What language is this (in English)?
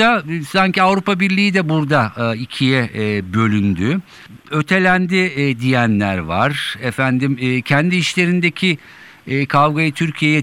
Turkish